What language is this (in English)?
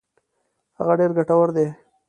Pashto